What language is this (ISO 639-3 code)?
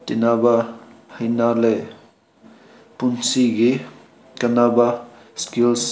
mni